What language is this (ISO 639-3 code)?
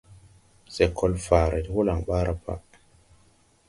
tui